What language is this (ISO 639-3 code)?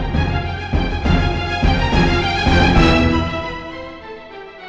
ind